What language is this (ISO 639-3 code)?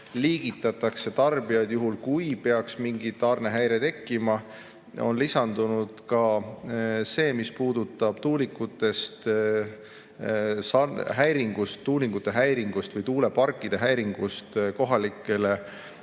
est